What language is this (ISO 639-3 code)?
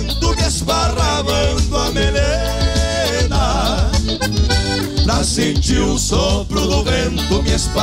por